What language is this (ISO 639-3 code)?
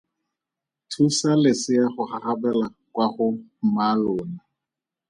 tsn